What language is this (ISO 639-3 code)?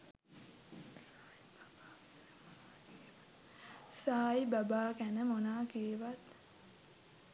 sin